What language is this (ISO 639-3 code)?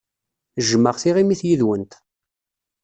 kab